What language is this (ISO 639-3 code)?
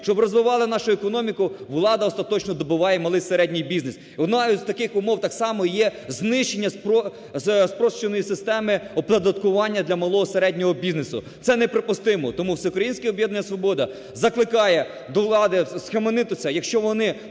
ukr